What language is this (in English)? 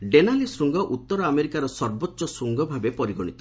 Odia